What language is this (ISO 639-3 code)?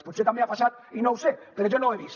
cat